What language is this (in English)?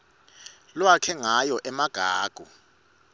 Swati